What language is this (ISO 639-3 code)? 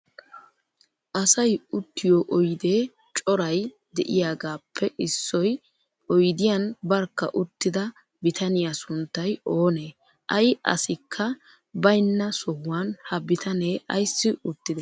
wal